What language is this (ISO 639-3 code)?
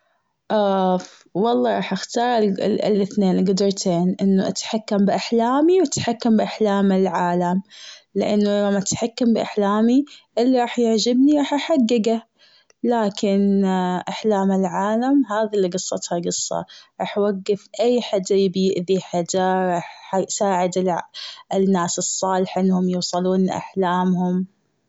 afb